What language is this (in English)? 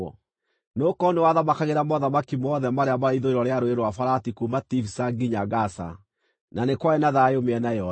Kikuyu